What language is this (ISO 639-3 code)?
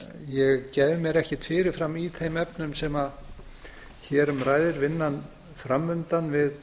isl